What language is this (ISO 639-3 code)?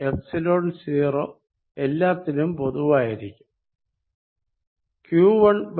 mal